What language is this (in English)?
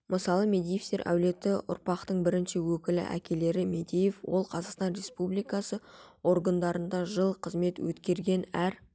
Kazakh